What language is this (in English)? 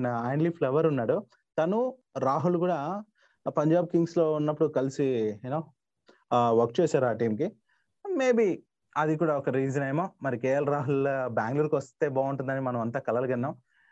Telugu